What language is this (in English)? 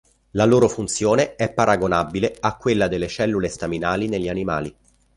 Italian